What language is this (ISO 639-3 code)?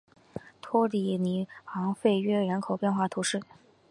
zho